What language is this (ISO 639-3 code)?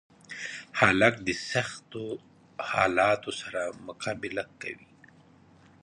pus